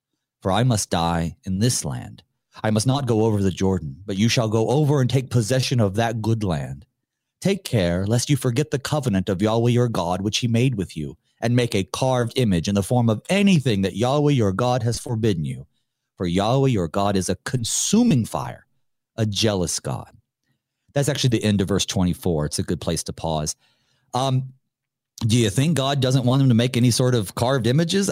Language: English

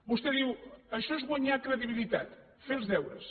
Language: Catalan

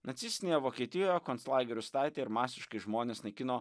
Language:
Lithuanian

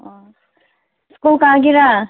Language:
Manipuri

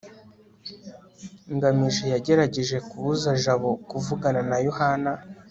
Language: Kinyarwanda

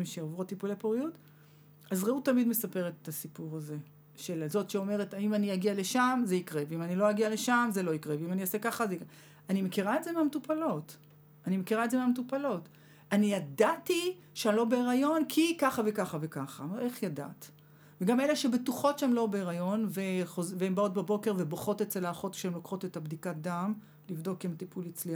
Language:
Hebrew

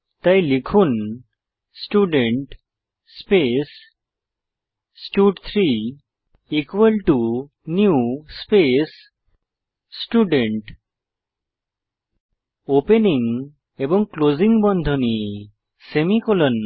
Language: Bangla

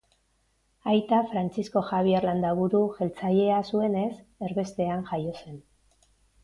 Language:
Basque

